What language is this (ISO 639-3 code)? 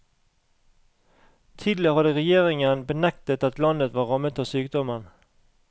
nor